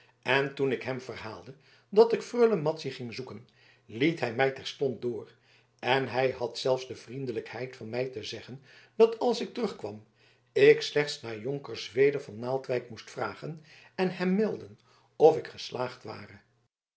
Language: Dutch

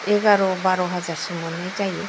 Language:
Bodo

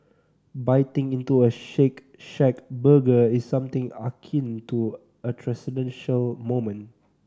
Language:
English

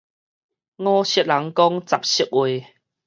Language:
Min Nan Chinese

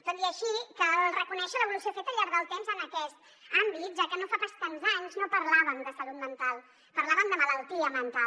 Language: Catalan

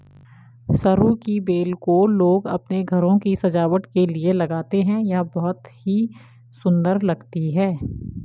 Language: Hindi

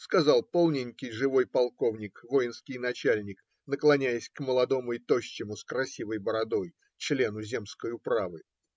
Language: Russian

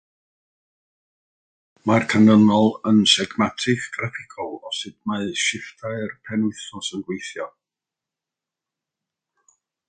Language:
Welsh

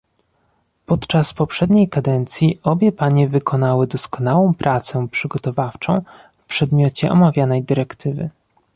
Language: Polish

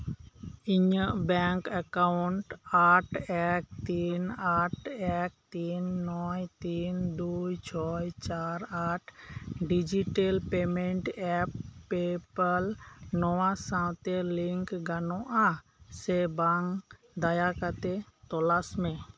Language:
Santali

